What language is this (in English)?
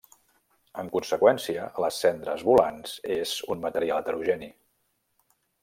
Catalan